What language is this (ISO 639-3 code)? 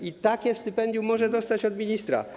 pol